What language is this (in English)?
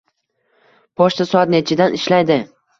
Uzbek